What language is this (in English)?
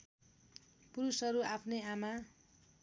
Nepali